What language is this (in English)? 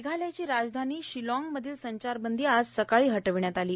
Marathi